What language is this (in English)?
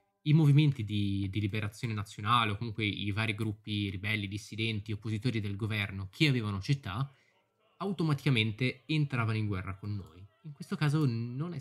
Italian